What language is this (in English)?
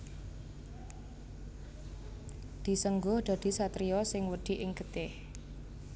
Javanese